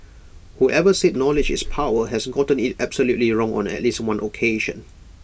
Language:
English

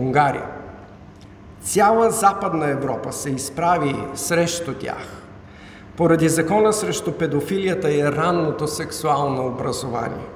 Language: Bulgarian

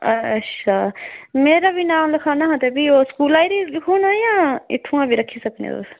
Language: Dogri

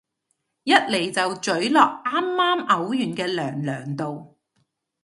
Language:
Cantonese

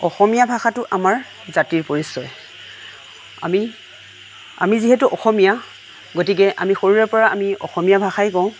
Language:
Assamese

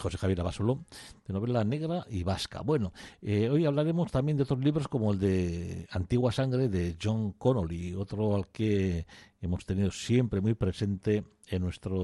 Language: Spanish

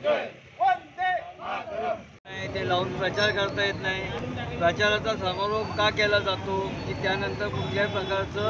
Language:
Marathi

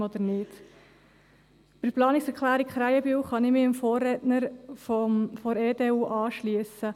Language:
Swiss German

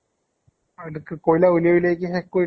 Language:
Assamese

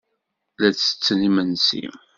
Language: Kabyle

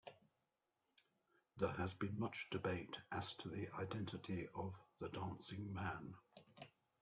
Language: English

